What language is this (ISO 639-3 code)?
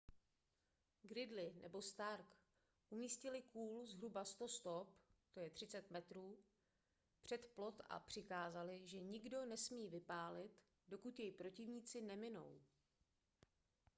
ces